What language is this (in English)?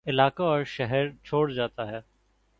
Urdu